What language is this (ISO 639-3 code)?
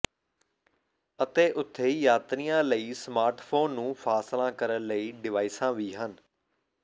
pan